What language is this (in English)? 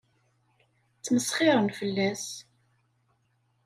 Kabyle